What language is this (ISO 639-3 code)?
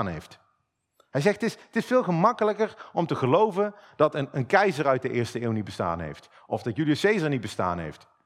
nld